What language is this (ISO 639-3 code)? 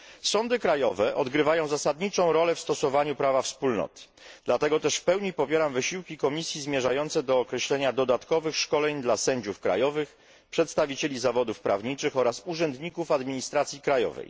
pol